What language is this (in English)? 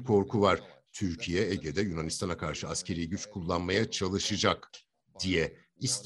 Turkish